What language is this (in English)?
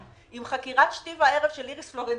Hebrew